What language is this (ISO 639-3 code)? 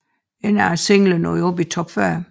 dan